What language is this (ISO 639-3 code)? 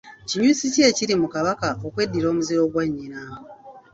lug